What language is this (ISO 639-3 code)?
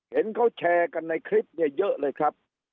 tha